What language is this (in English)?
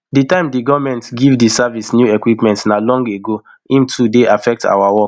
Nigerian Pidgin